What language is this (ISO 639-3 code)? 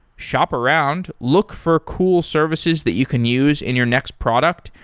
eng